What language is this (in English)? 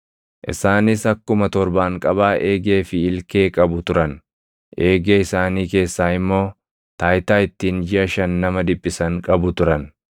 Oromo